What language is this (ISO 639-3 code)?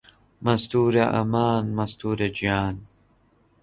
ckb